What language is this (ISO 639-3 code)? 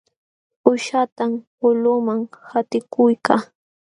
qxw